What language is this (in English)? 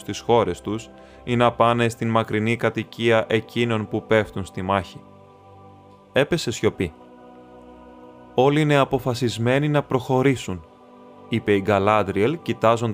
Greek